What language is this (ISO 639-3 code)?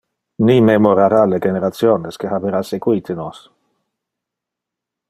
ina